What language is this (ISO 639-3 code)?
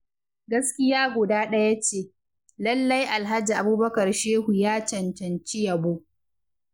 hau